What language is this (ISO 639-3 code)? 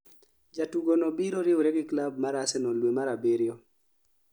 luo